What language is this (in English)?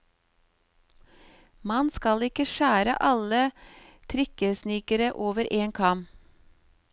Norwegian